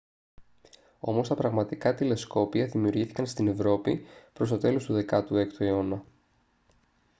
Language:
Greek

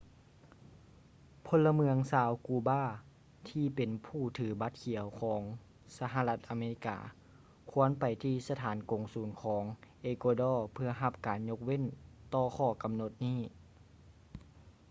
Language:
Lao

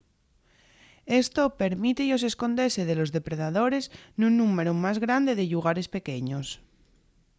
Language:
Asturian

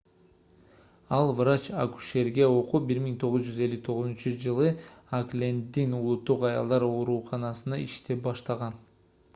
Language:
Kyrgyz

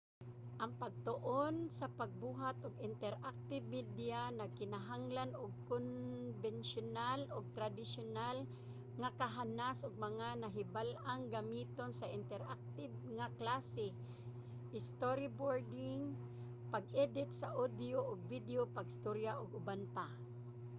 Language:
Cebuano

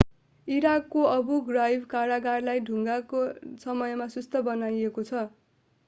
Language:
Nepali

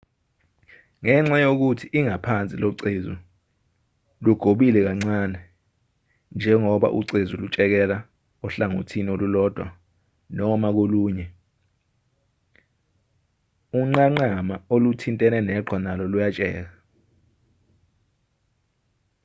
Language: Zulu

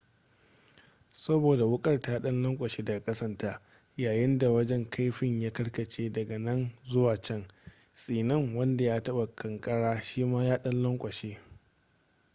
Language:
Hausa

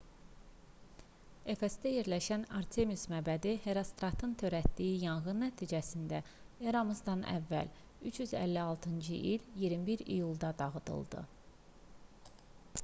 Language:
Azerbaijani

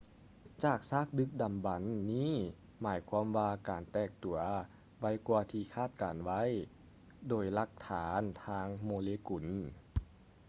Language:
Lao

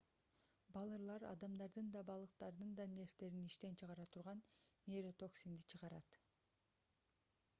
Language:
Kyrgyz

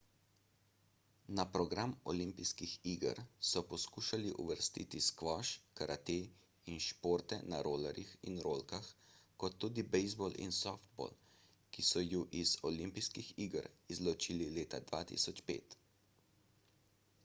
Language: Slovenian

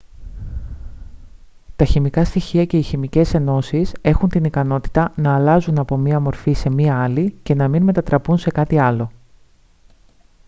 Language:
Greek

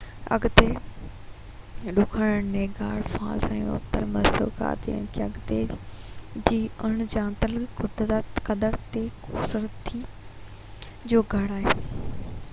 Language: Sindhi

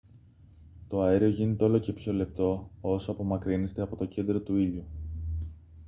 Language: Greek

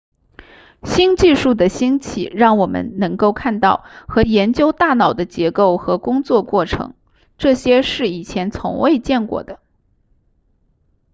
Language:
Chinese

